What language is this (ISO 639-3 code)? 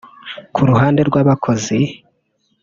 kin